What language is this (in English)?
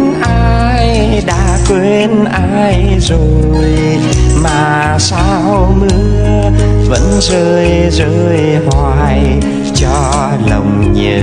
Vietnamese